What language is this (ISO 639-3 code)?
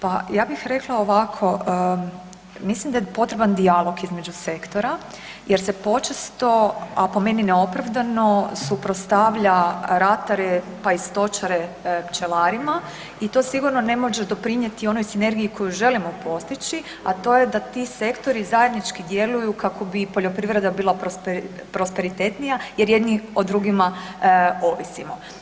hrv